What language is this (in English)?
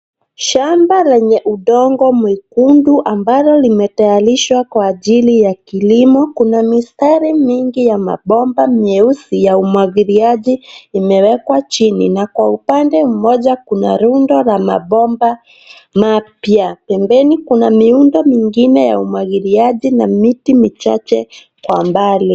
Swahili